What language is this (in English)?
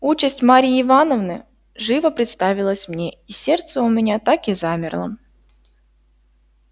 Russian